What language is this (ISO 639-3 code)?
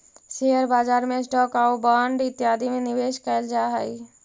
mag